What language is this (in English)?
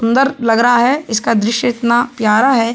Hindi